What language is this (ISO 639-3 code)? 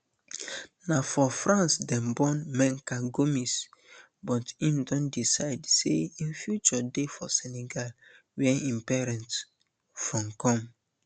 pcm